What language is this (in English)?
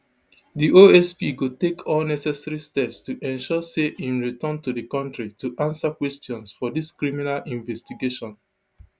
Nigerian Pidgin